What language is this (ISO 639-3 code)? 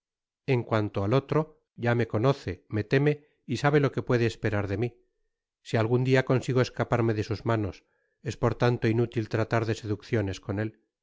spa